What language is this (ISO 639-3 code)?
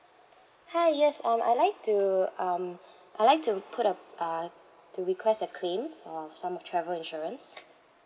eng